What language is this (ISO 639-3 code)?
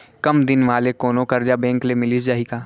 hne